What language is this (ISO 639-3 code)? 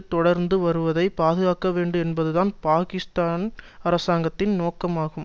tam